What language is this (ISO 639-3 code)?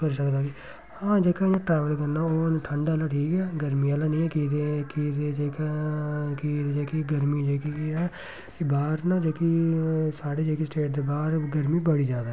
doi